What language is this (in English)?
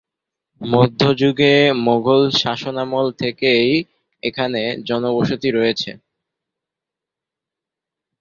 Bangla